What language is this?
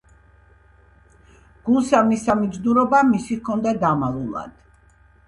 Georgian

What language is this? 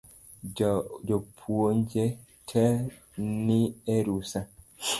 Luo (Kenya and Tanzania)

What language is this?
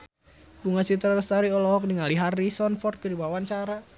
Sundanese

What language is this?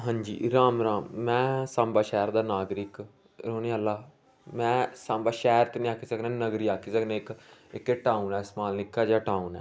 Dogri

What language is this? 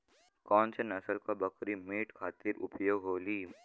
Bhojpuri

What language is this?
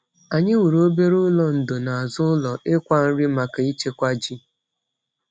Igbo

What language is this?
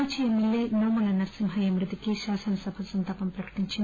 Telugu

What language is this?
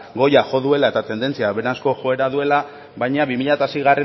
Basque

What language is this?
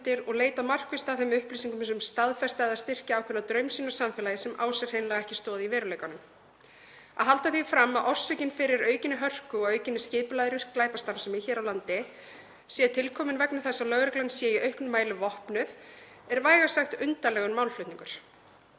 Icelandic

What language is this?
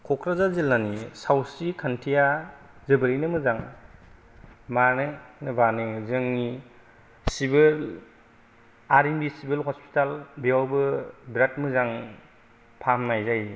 Bodo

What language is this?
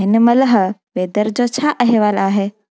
Sindhi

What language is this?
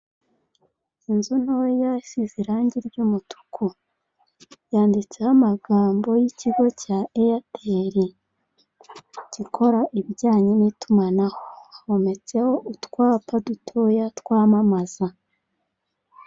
Kinyarwanda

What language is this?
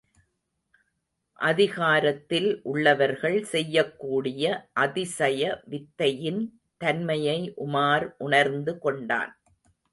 Tamil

